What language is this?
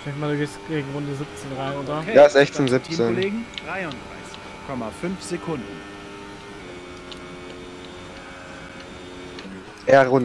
German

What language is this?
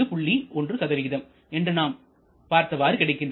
Tamil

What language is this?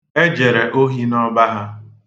Igbo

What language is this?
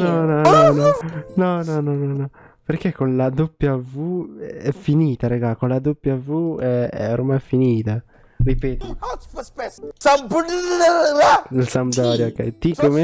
Italian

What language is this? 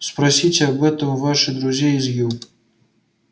Russian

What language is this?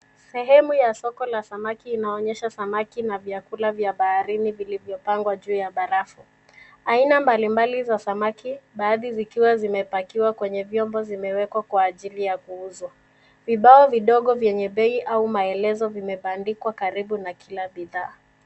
Swahili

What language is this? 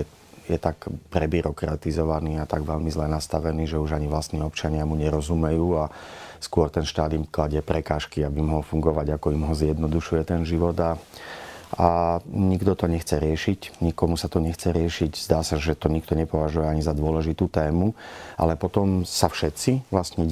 Slovak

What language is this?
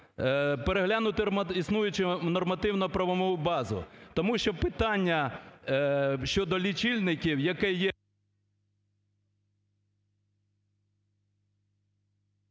Ukrainian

